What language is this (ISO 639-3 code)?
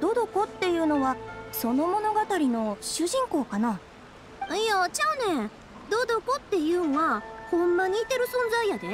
jpn